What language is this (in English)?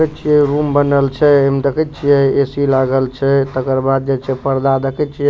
Maithili